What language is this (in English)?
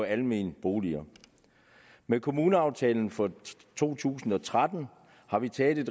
Danish